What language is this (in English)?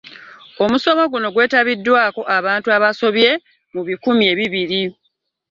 Ganda